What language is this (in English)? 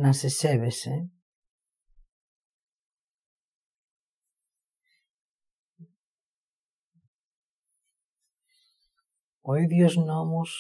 Greek